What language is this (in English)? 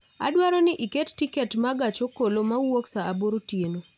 Luo (Kenya and Tanzania)